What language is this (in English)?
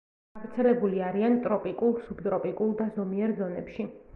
Georgian